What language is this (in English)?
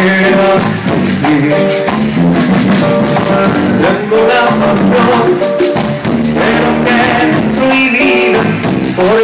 Greek